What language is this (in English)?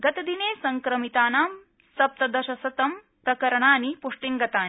Sanskrit